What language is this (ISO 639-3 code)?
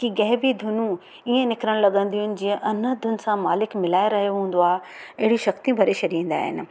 snd